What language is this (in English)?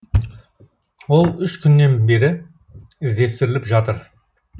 Kazakh